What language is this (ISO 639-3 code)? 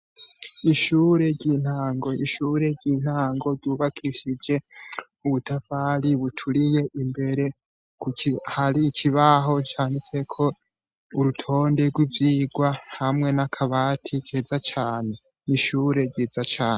run